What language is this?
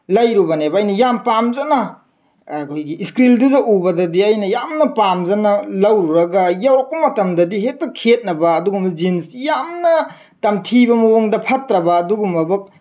Manipuri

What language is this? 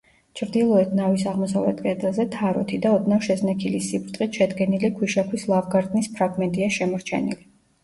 Georgian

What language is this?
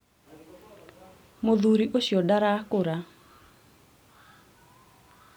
Kikuyu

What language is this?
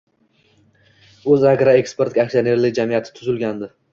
Uzbek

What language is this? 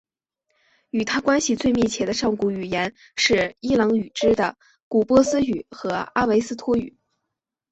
Chinese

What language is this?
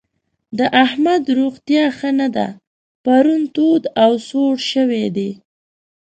Pashto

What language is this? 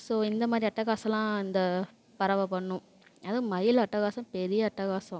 Tamil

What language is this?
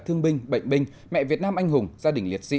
Vietnamese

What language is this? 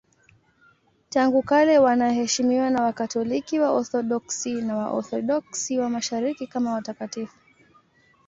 Swahili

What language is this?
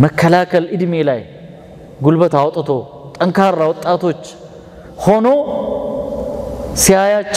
Arabic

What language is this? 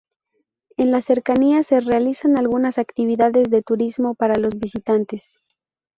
Spanish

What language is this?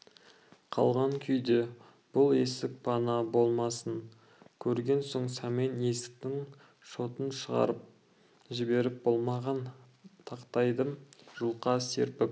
Kazakh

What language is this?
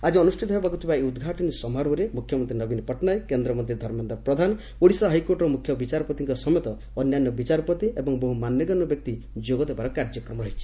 Odia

